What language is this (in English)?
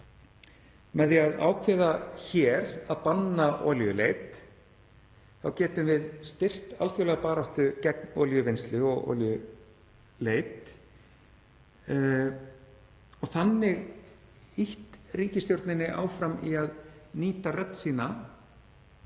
Icelandic